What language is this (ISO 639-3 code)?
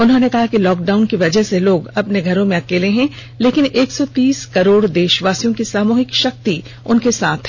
hin